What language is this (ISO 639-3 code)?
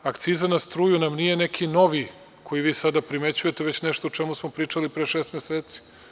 srp